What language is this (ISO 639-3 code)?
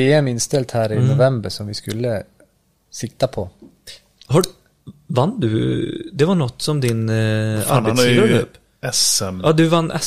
swe